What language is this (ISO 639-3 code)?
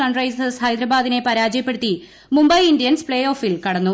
mal